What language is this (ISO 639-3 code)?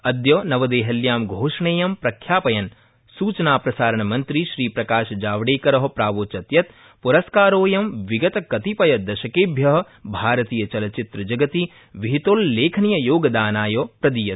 san